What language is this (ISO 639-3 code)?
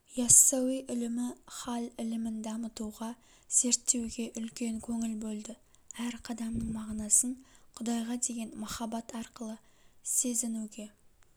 kaz